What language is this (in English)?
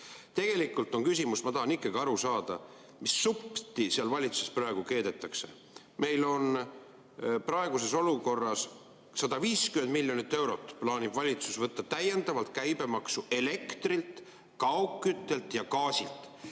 Estonian